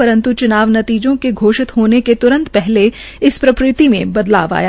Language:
Hindi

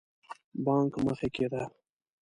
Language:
Pashto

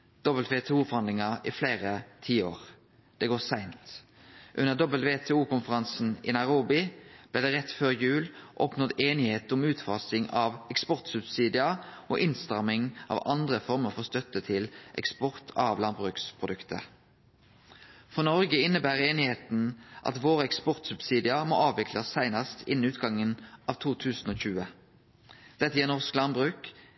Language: Norwegian Nynorsk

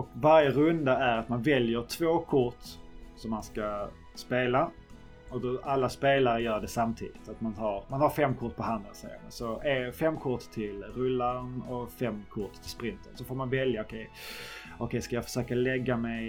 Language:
Swedish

